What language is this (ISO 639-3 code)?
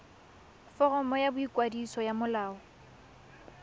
tsn